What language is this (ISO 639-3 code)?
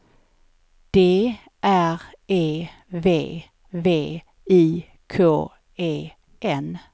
swe